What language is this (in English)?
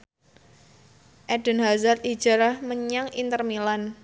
Javanese